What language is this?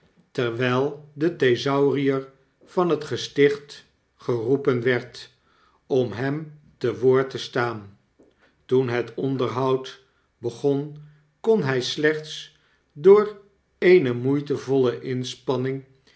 Dutch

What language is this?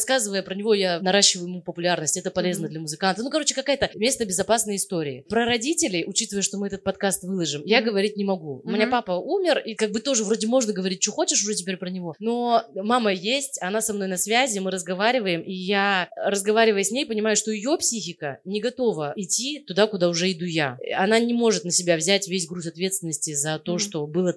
Russian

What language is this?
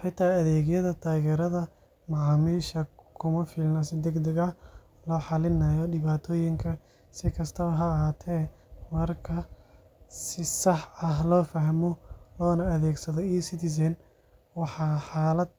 Somali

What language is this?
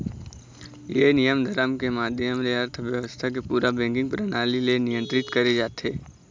Chhattisgarhi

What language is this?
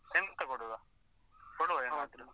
Kannada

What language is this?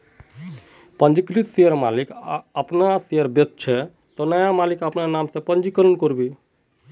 Magahi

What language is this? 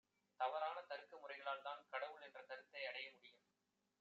Tamil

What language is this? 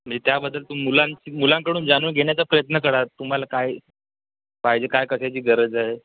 Marathi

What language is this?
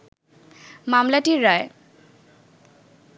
Bangla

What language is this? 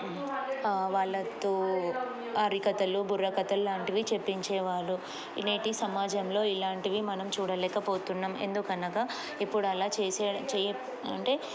Telugu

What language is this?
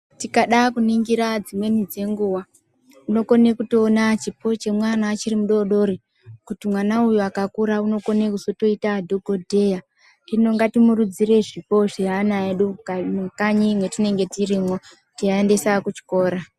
Ndau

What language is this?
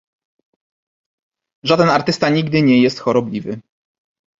Polish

